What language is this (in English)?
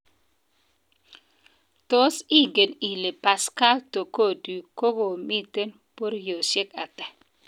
Kalenjin